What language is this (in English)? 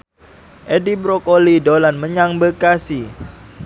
Javanese